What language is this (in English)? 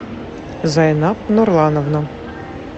Russian